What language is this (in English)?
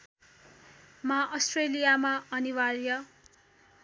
Nepali